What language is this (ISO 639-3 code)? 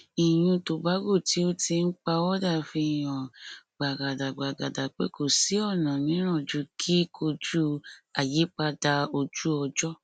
yor